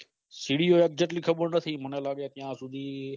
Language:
Gujarati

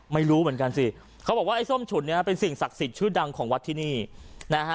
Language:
Thai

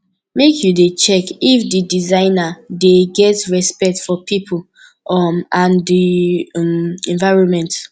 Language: Nigerian Pidgin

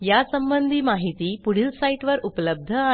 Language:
Marathi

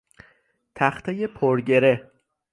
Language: Persian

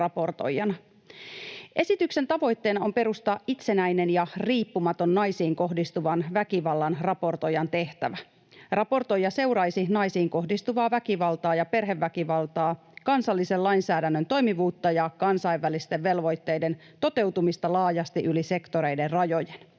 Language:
Finnish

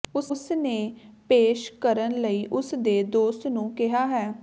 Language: Punjabi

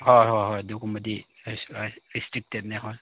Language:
Manipuri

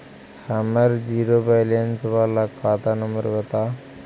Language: Magahi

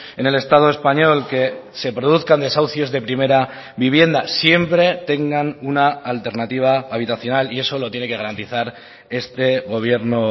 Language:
Spanish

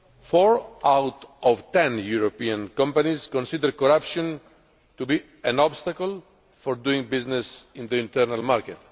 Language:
English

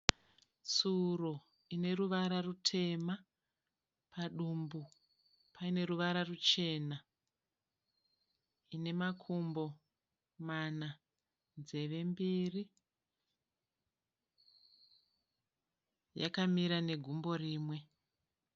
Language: Shona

